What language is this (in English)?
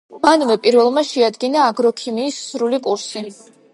Georgian